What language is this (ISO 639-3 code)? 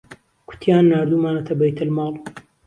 ckb